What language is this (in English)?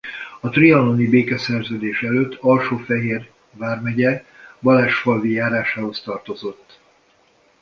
Hungarian